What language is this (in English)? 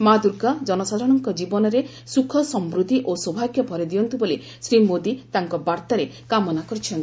Odia